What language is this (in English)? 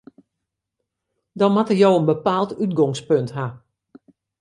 Western Frisian